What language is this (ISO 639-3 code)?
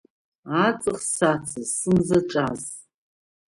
abk